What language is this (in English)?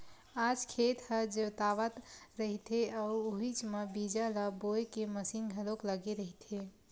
Chhattisgarhi